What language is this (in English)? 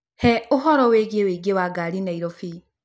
Kikuyu